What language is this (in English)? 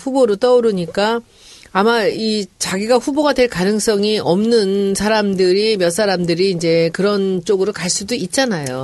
Korean